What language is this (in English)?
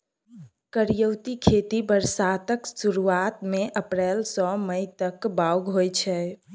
Maithili